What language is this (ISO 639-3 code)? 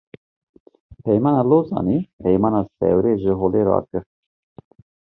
kur